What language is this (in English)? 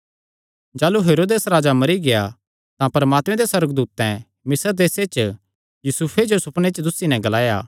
Kangri